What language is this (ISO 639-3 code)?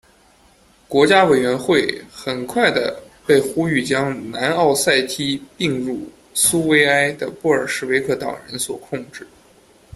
zho